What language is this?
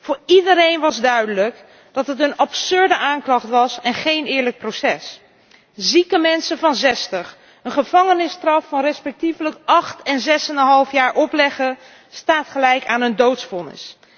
Dutch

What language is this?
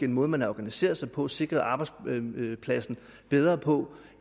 Danish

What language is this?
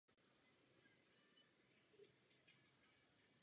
Czech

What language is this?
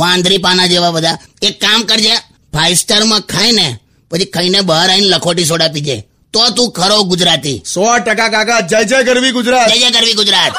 Hindi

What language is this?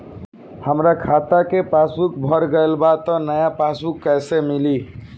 Bhojpuri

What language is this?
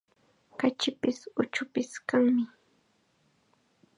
Chiquián Ancash Quechua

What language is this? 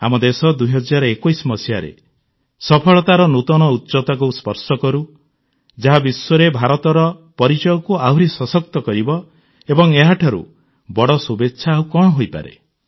Odia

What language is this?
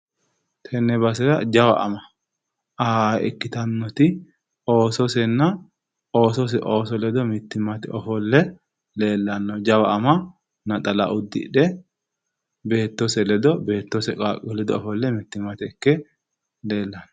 Sidamo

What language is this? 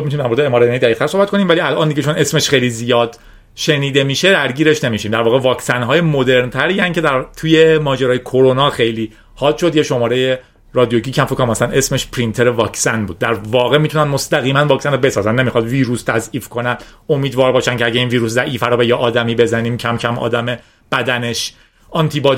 Persian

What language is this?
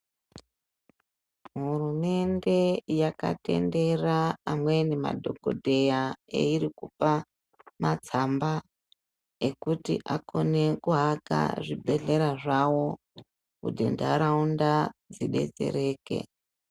Ndau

